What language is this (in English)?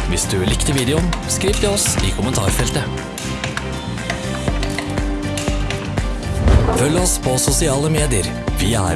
Norwegian